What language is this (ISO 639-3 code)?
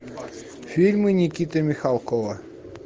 rus